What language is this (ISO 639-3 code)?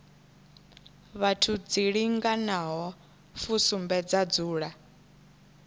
ven